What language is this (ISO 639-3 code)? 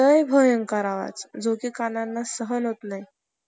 mar